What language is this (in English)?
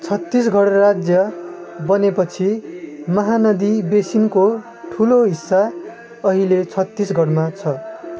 Nepali